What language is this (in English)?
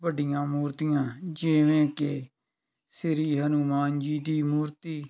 Punjabi